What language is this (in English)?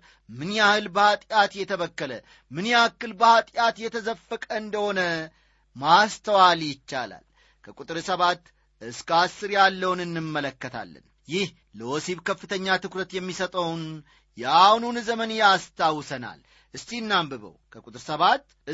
Amharic